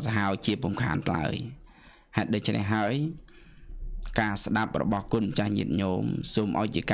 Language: Vietnamese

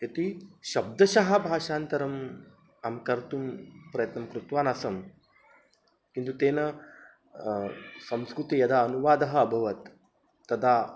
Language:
Sanskrit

